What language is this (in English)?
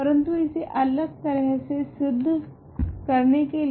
Hindi